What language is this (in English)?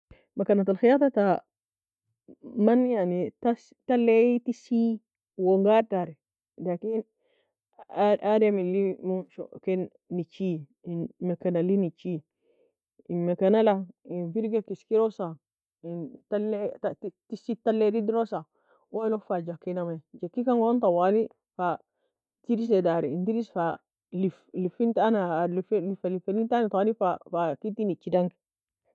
Nobiin